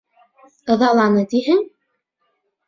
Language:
Bashkir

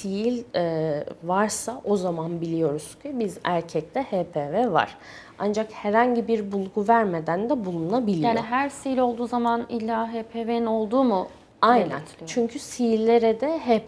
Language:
Turkish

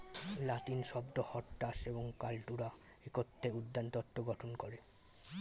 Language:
Bangla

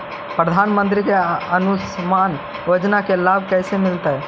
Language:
Magahi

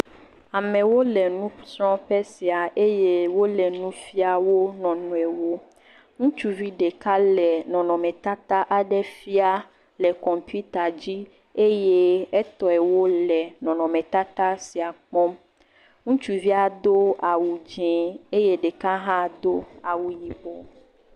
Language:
Ewe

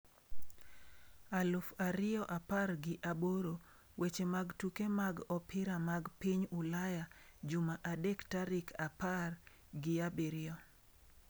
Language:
Luo (Kenya and Tanzania)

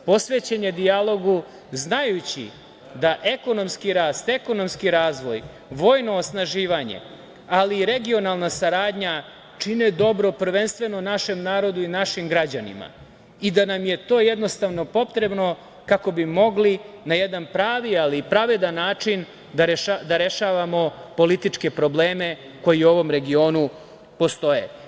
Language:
Serbian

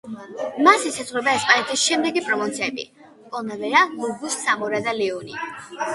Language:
Georgian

